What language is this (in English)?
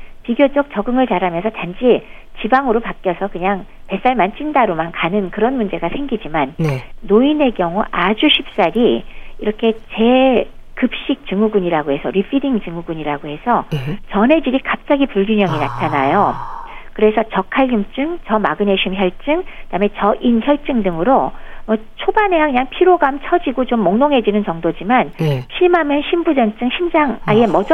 Korean